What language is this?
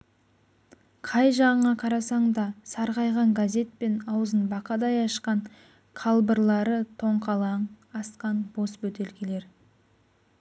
Kazakh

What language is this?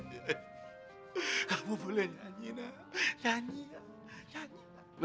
Indonesian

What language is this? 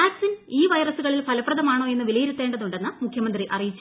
Malayalam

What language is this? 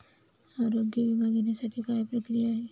Marathi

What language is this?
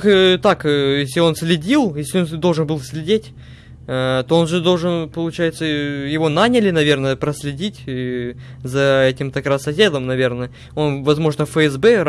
Russian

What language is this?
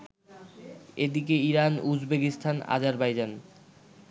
Bangla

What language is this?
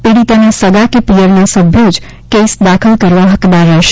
Gujarati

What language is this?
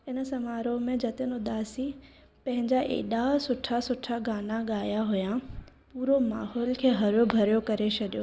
Sindhi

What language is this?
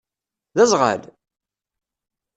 Kabyle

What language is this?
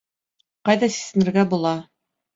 Bashkir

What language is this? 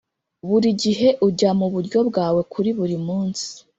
Kinyarwanda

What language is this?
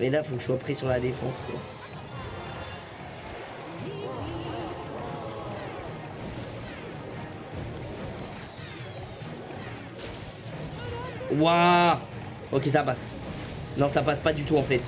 French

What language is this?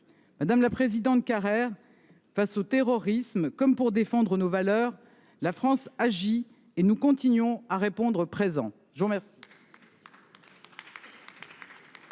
French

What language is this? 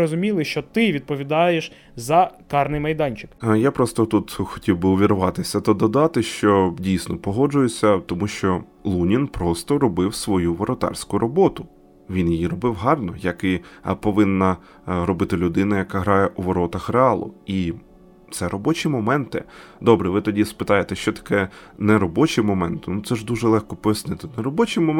Ukrainian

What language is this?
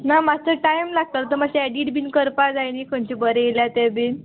Konkani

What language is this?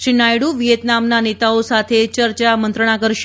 Gujarati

